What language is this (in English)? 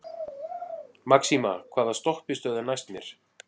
Icelandic